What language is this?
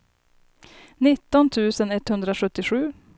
Swedish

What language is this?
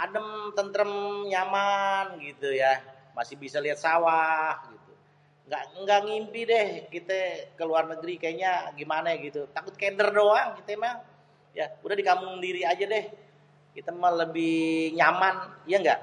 Betawi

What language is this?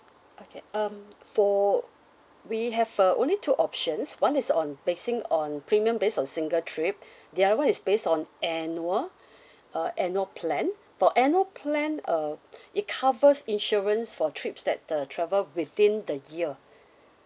English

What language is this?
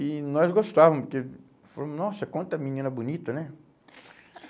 Portuguese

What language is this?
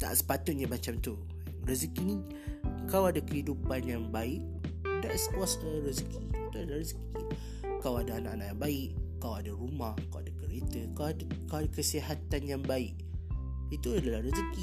Malay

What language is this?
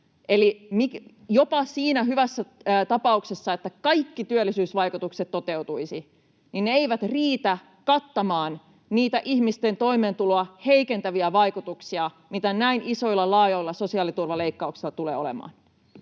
Finnish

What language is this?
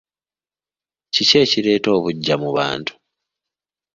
Ganda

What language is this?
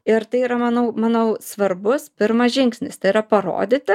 Lithuanian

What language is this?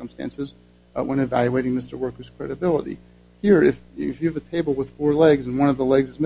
English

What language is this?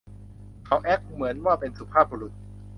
Thai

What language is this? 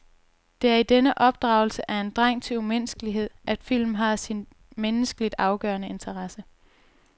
Danish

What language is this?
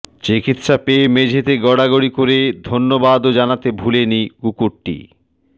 Bangla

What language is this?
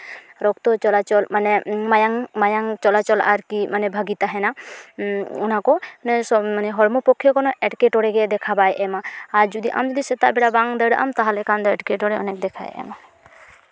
Santali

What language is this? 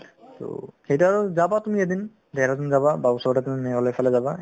Assamese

